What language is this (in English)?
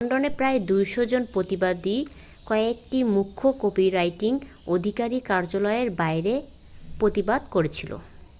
Bangla